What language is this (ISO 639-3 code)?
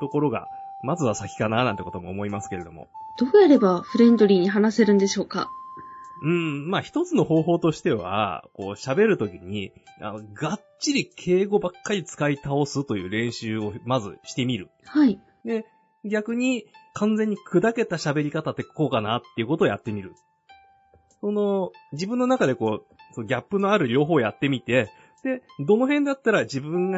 jpn